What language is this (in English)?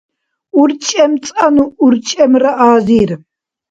Dargwa